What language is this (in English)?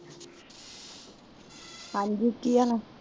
Punjabi